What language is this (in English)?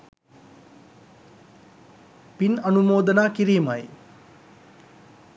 Sinhala